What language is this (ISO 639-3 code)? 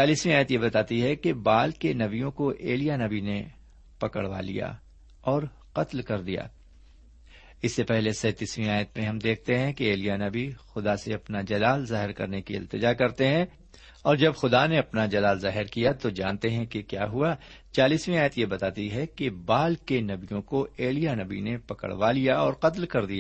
urd